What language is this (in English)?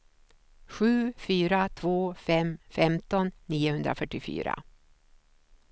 Swedish